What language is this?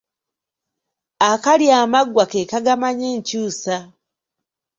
Ganda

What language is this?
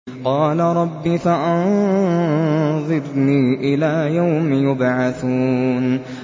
Arabic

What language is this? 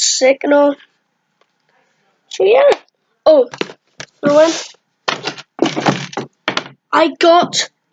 English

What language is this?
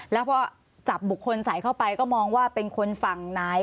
Thai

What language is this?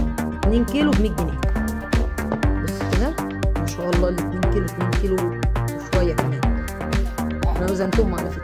Arabic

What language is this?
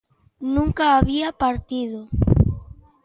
Galician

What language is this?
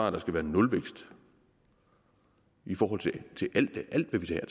Danish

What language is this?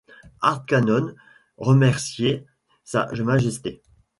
French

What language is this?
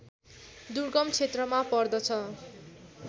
Nepali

